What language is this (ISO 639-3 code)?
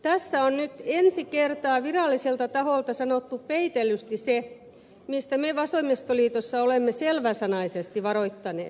fin